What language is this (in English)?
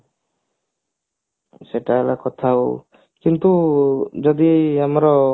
Odia